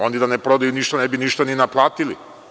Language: Serbian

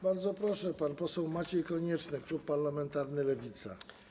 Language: Polish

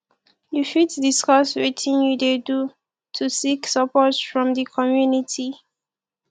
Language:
Nigerian Pidgin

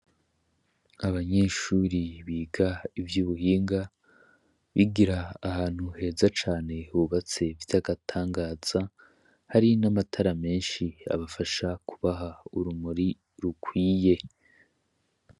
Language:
Rundi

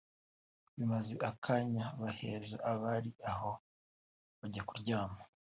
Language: Kinyarwanda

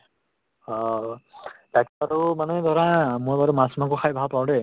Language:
Assamese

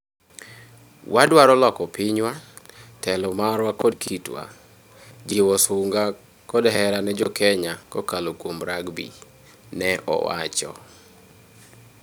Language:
Luo (Kenya and Tanzania)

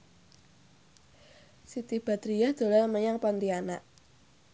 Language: Javanese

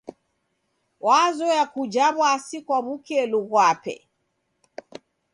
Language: Taita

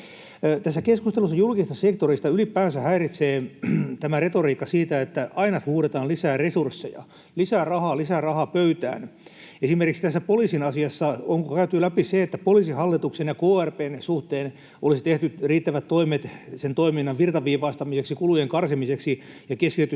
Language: Finnish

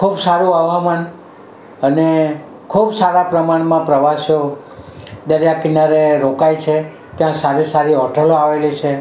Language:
Gujarati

